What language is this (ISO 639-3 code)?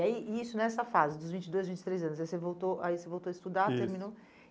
por